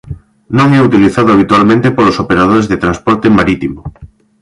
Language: Galician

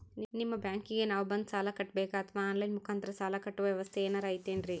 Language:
Kannada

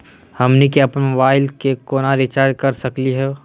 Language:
Magahi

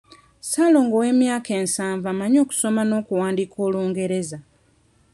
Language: Ganda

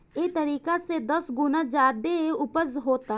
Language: Bhojpuri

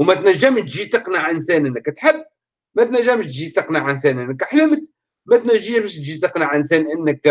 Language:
Arabic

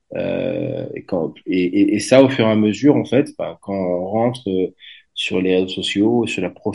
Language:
French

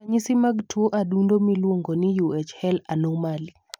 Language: Luo (Kenya and Tanzania)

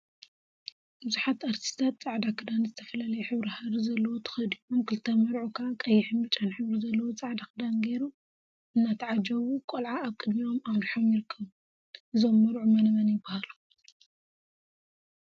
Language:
Tigrinya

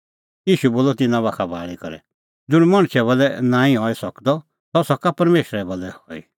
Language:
Kullu Pahari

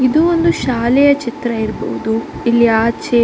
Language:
Kannada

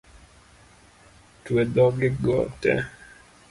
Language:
Luo (Kenya and Tanzania)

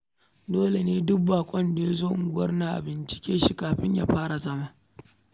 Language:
Hausa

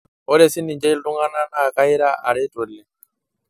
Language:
Masai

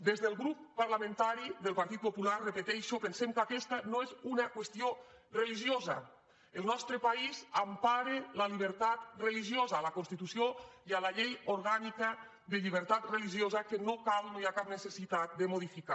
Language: Catalan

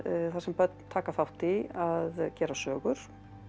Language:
Icelandic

